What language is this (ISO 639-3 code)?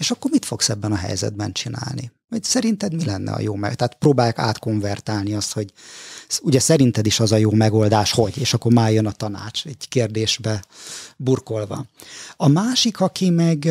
hun